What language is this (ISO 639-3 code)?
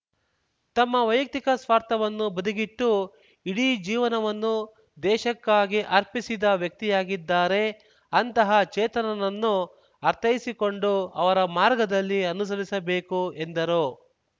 kan